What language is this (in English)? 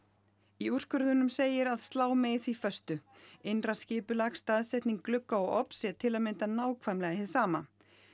Icelandic